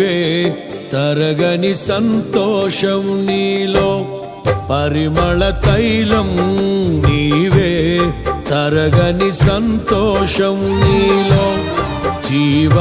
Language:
Telugu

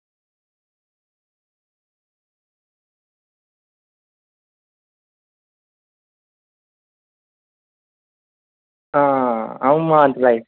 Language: Dogri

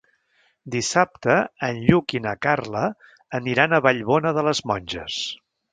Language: Catalan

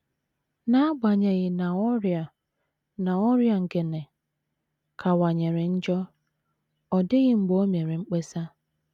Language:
Igbo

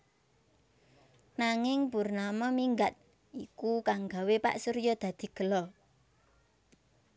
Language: Javanese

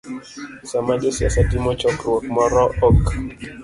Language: Luo (Kenya and Tanzania)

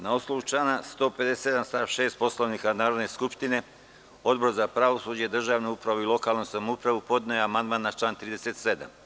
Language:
Serbian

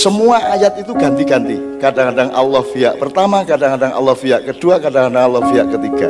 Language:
Indonesian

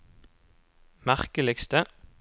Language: Norwegian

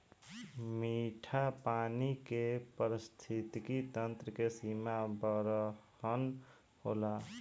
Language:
Bhojpuri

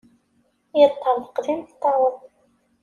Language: Kabyle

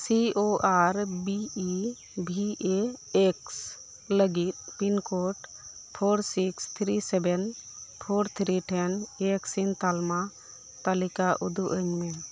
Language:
Santali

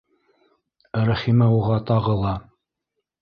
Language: Bashkir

